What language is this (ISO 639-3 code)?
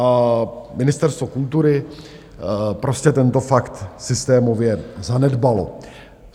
ces